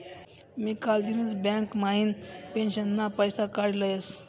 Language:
Marathi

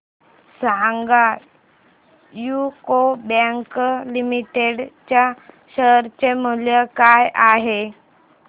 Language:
Marathi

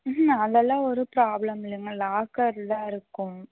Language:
Tamil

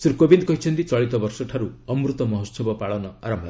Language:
Odia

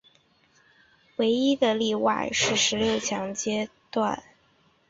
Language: Chinese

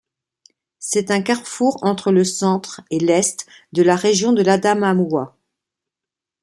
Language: French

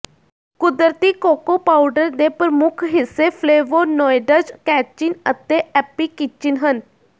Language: Punjabi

